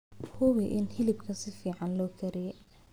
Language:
Somali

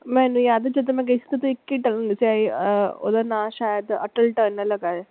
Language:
Punjabi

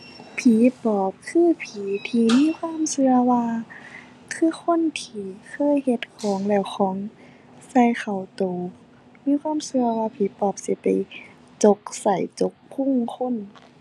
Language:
Thai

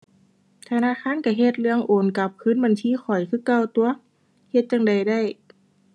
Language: Thai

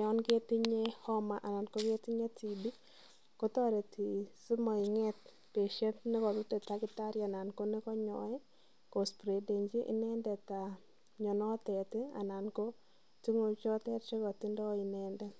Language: Kalenjin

